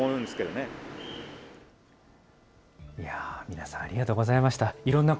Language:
Japanese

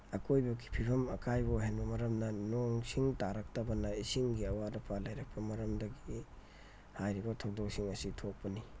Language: Manipuri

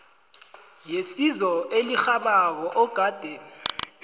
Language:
South Ndebele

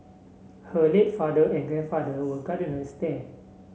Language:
English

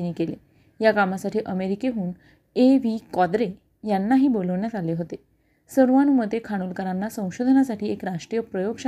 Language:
Marathi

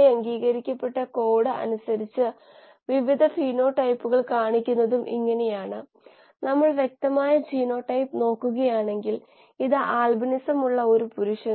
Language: Malayalam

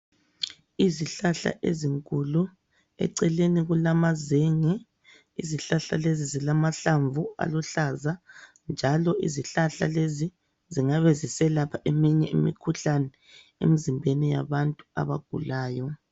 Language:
North Ndebele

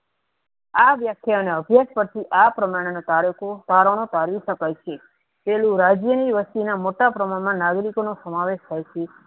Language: Gujarati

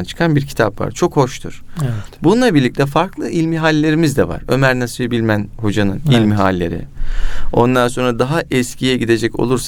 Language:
Turkish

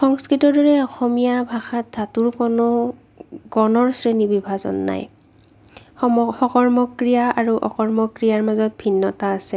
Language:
Assamese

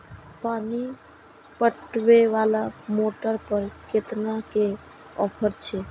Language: Maithili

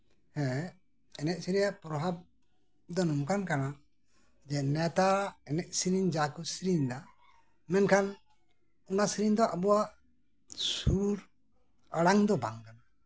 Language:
Santali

